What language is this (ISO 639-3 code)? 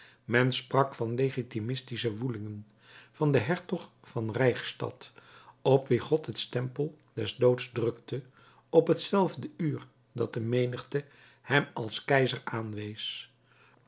nld